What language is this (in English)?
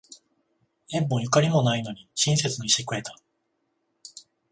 Japanese